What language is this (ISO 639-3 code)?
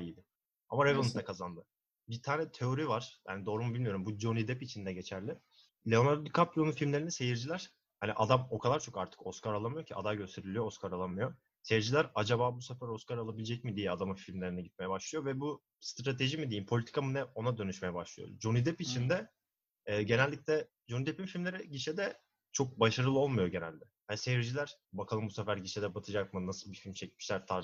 tur